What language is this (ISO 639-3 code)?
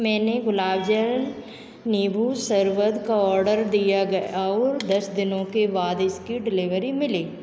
hin